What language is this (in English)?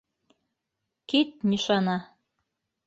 Bashkir